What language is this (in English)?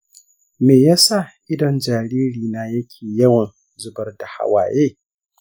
Hausa